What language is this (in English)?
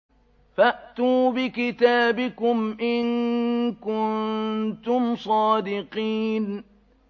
Arabic